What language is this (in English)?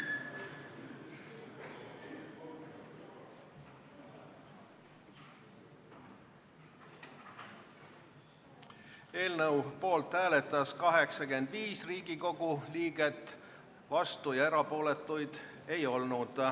Estonian